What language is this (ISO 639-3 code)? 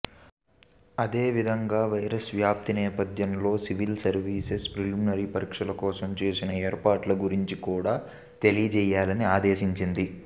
tel